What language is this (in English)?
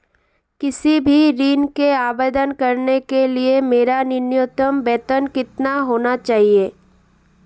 Hindi